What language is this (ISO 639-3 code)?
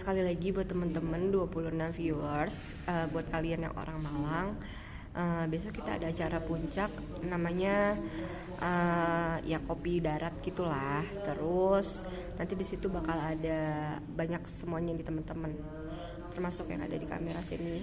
ind